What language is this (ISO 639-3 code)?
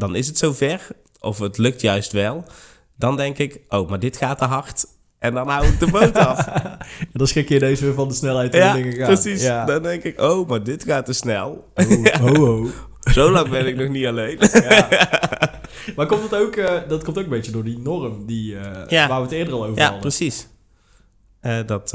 nld